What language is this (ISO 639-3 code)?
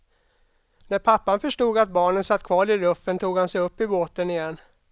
swe